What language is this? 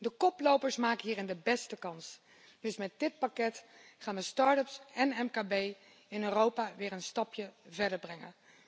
Dutch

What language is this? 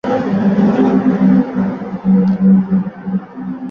Uzbek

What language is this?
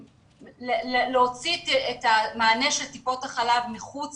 Hebrew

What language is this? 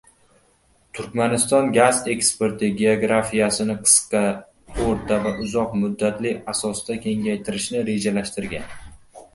Uzbek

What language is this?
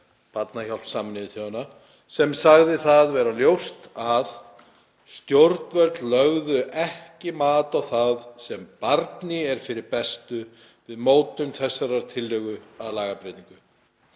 Icelandic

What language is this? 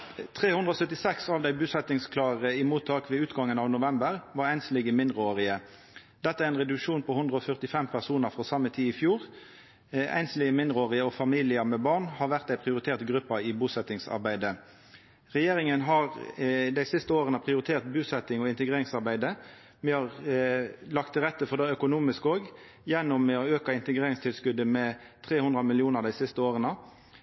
Norwegian Nynorsk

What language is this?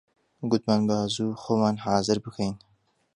Central Kurdish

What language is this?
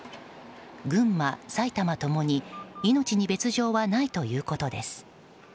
Japanese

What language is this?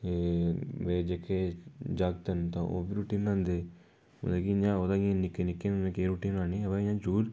Dogri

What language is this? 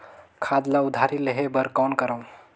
Chhattisgarhi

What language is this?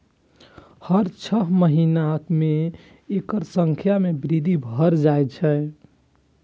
Maithili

